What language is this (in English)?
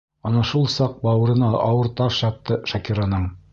Bashkir